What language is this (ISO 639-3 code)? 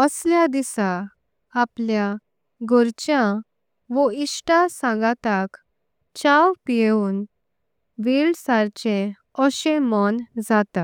kok